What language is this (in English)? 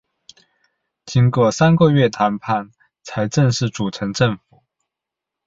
Chinese